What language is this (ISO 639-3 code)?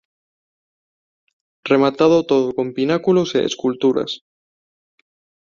glg